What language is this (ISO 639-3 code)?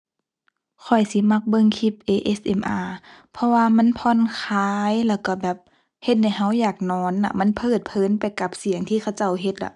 tha